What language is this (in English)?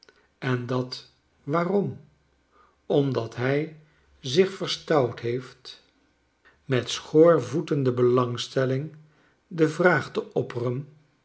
Dutch